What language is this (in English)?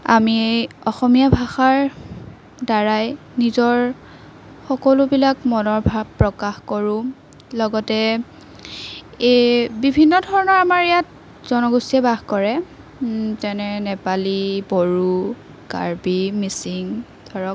Assamese